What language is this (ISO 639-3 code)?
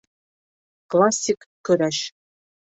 bak